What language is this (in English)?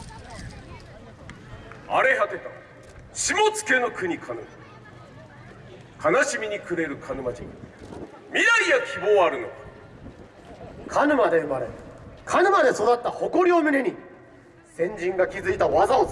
Japanese